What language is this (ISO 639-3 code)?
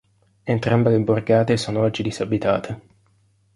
ita